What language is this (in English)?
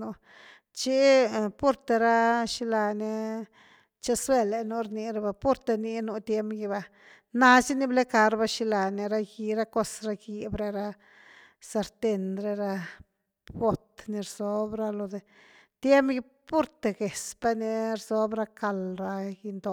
Güilá Zapotec